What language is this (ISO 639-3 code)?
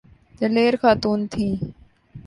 urd